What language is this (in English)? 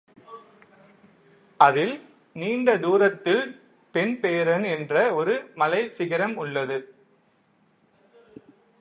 Tamil